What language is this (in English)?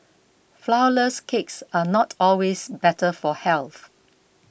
English